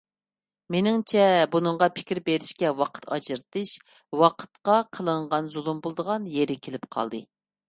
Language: Uyghur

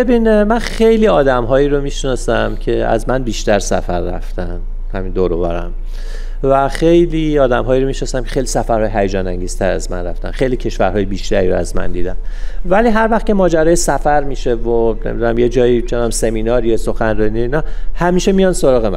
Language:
Persian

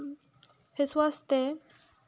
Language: Santali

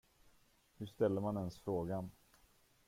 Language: Swedish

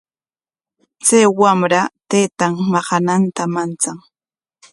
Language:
Corongo Ancash Quechua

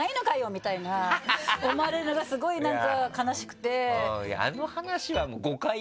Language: Japanese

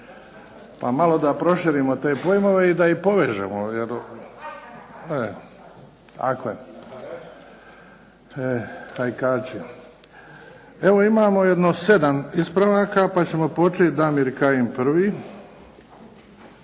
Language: Croatian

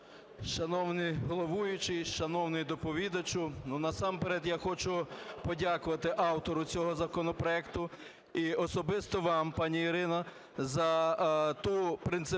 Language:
Ukrainian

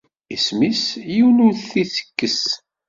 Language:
Kabyle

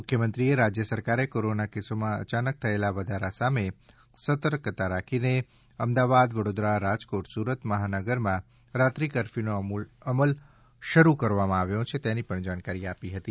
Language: Gujarati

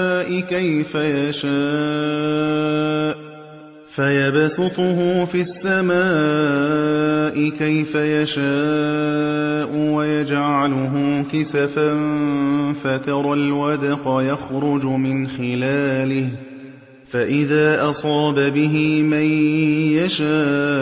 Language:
Arabic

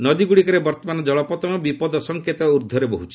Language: Odia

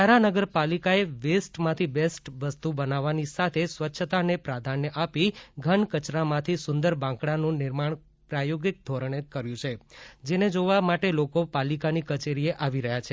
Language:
Gujarati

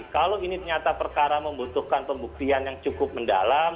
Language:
Indonesian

